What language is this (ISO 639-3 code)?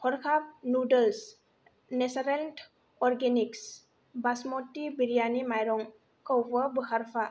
brx